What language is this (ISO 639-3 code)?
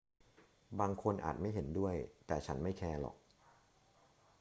tha